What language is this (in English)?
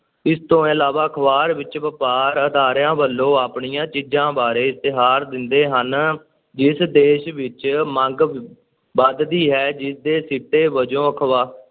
Punjabi